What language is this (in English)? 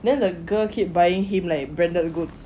English